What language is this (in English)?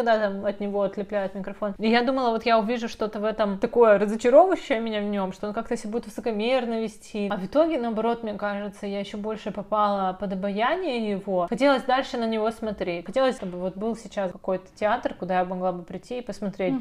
Russian